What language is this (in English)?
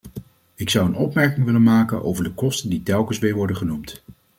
Dutch